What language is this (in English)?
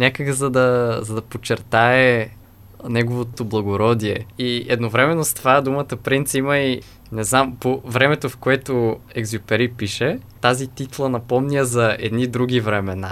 Bulgarian